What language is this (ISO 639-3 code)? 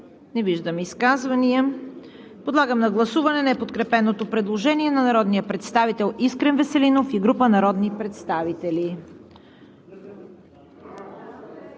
bul